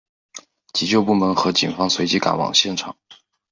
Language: Chinese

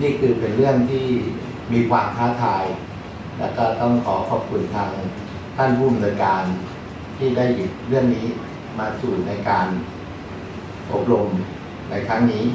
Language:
Thai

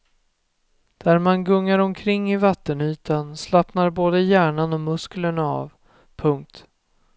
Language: Swedish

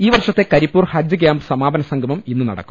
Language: Malayalam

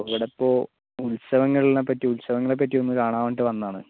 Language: Malayalam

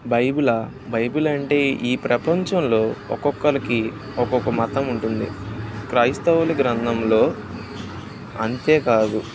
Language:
Telugu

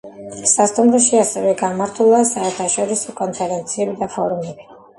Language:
Georgian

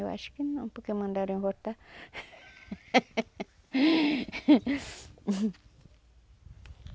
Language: Portuguese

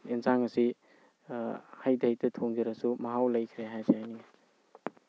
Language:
Manipuri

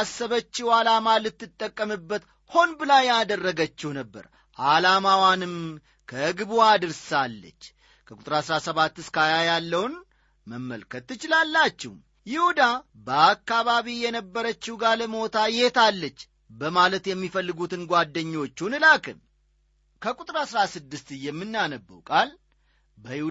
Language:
Amharic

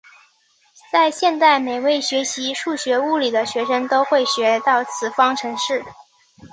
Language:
Chinese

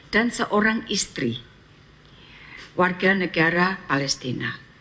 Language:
Indonesian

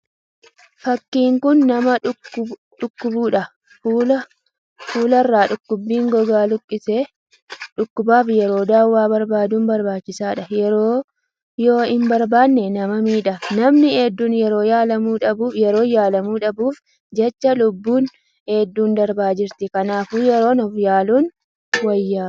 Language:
Oromo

